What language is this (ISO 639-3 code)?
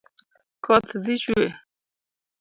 luo